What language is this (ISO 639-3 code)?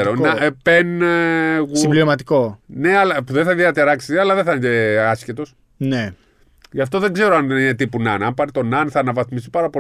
ell